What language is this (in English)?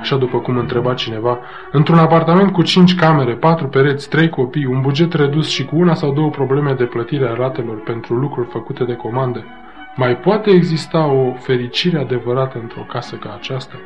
Romanian